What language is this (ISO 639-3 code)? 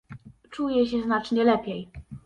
pol